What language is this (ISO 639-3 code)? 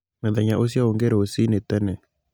kik